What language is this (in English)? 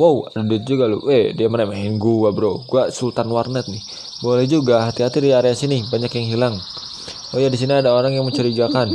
Indonesian